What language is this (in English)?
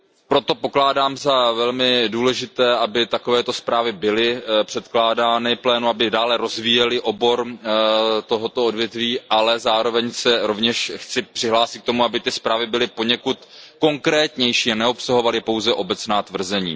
Czech